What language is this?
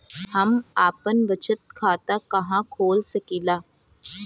Bhojpuri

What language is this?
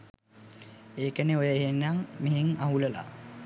Sinhala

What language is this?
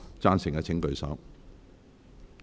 Cantonese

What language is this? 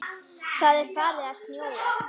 Icelandic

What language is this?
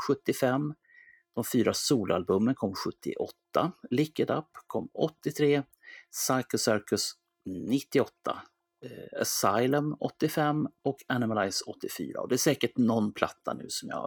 Swedish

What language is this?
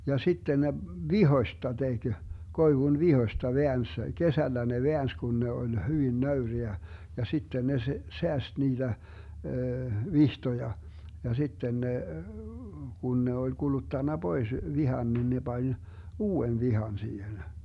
Finnish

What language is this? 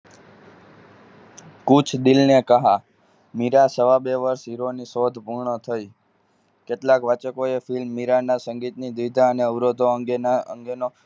Gujarati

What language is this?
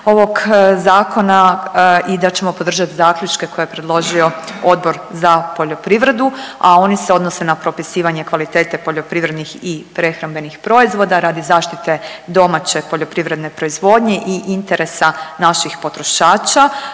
Croatian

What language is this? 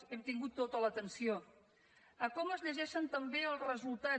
Catalan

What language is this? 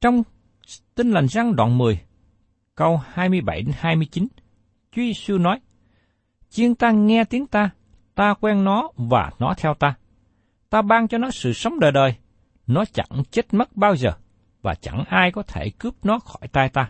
Vietnamese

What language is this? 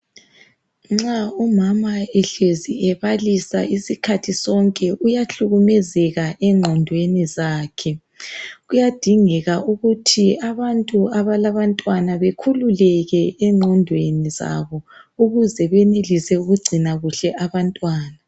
North Ndebele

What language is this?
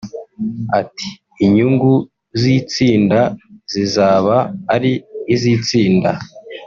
Kinyarwanda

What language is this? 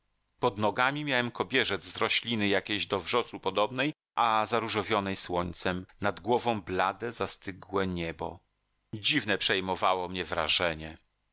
Polish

